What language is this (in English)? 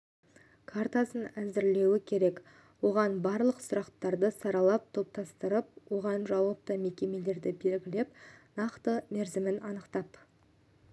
Kazakh